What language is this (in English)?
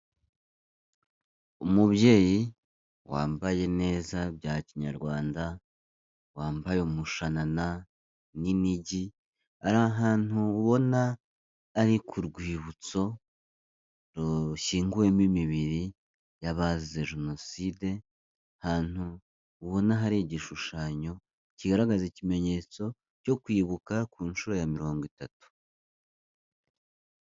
Kinyarwanda